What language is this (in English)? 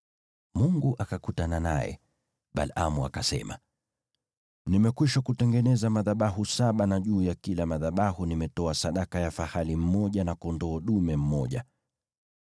Swahili